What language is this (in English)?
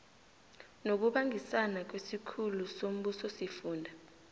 South Ndebele